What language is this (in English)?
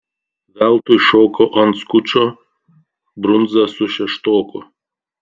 Lithuanian